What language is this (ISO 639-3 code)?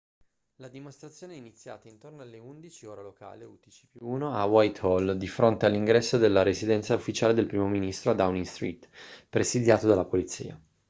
ita